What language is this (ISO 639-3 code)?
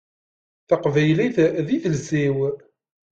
kab